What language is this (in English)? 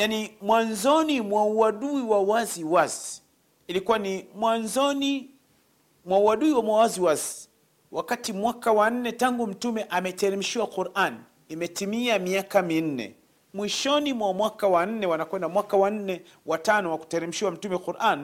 Swahili